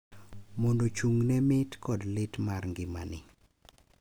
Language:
Luo (Kenya and Tanzania)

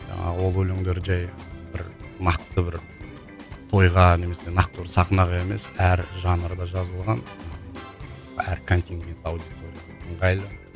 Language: Kazakh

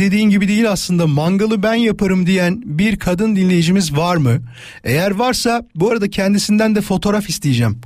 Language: Turkish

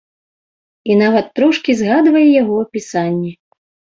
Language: Belarusian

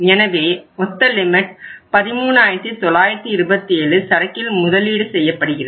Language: Tamil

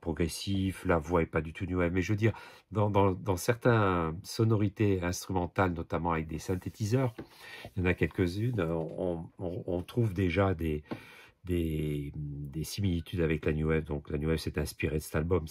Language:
French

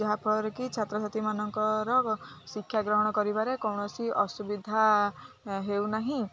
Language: Odia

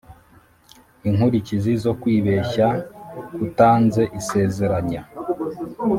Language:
Kinyarwanda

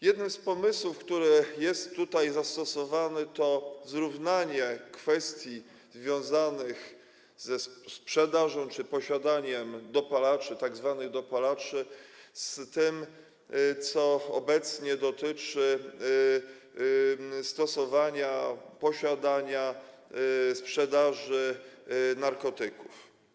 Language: Polish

